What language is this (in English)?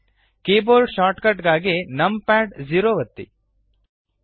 Kannada